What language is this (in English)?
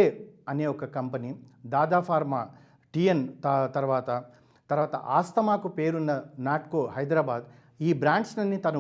Telugu